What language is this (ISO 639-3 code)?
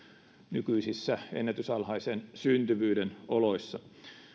fin